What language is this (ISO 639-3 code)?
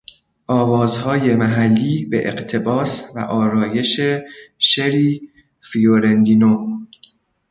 fas